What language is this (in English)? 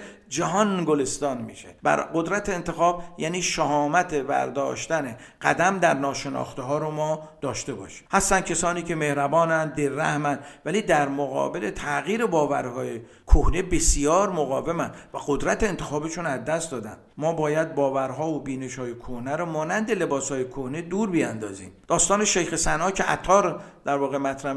Persian